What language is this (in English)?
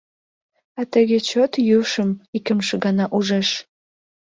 Mari